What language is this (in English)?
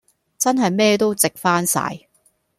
Cantonese